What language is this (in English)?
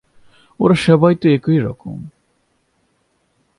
Bangla